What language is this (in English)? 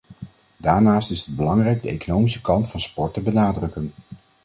Dutch